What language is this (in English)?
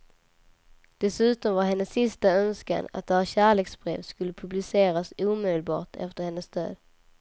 Swedish